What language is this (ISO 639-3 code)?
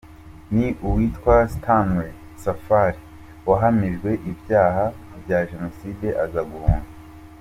kin